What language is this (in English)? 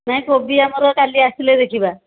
Odia